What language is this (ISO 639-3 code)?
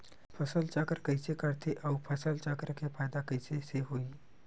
hne